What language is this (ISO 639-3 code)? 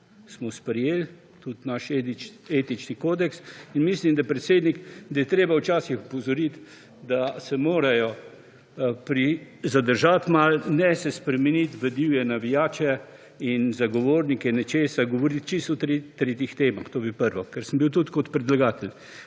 slv